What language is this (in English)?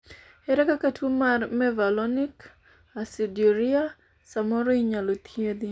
Luo (Kenya and Tanzania)